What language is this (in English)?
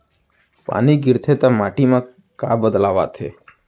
Chhattisgarhi